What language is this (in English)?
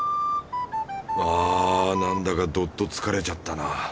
Japanese